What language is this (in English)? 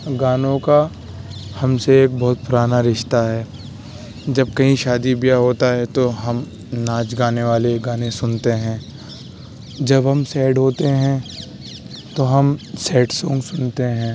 Urdu